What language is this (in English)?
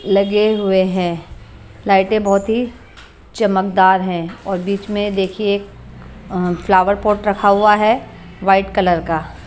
Hindi